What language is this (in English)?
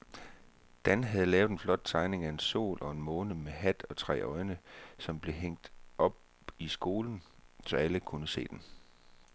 Danish